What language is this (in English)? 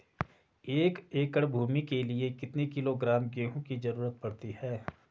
Hindi